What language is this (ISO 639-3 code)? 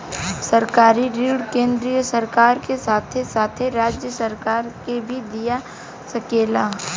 bho